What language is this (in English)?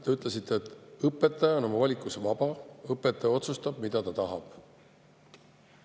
Estonian